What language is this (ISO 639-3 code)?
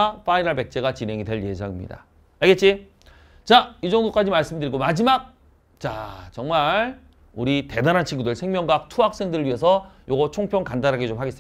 kor